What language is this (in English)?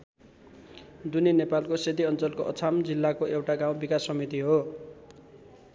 Nepali